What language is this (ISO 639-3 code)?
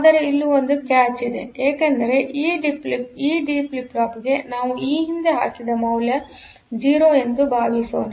kan